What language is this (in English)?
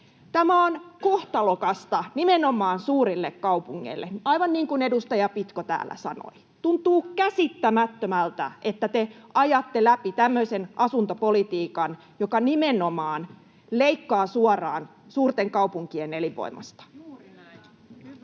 Finnish